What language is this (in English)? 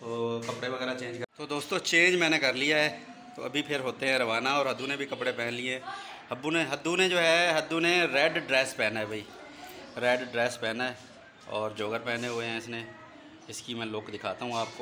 Hindi